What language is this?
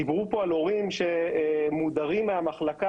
Hebrew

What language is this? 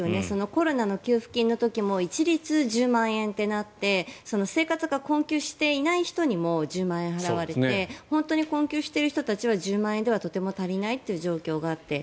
Japanese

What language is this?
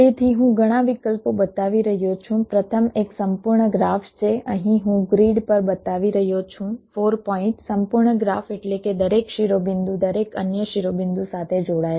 Gujarati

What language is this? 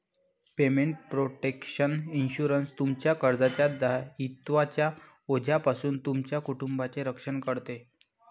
Marathi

